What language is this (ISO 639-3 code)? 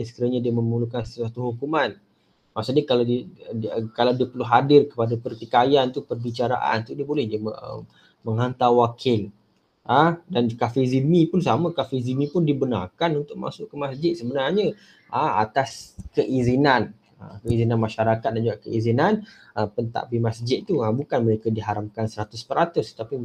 msa